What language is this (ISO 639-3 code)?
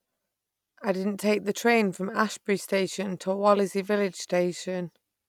eng